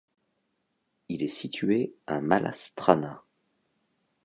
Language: French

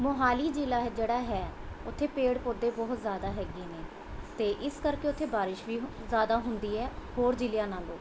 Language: Punjabi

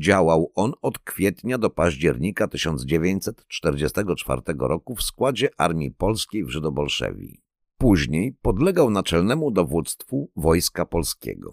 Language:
Polish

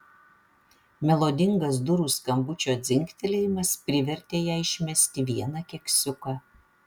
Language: Lithuanian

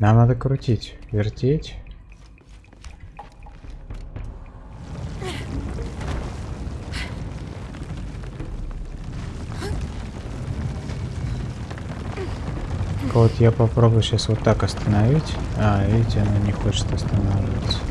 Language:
Russian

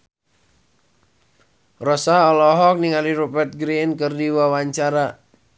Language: Sundanese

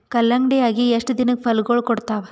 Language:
Kannada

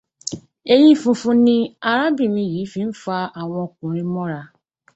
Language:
Yoruba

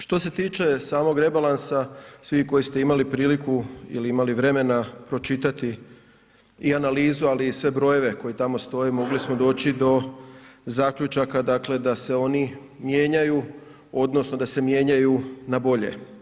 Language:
Croatian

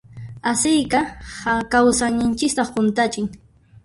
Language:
Puno Quechua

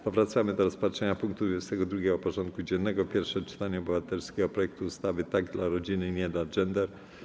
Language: Polish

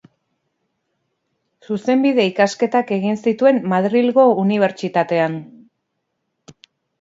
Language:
Basque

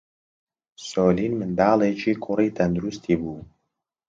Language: Central Kurdish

